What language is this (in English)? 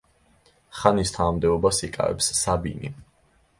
Georgian